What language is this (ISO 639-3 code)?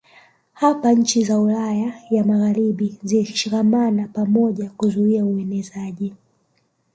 swa